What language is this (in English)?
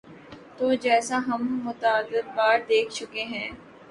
Urdu